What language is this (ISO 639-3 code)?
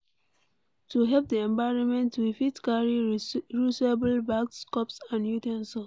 pcm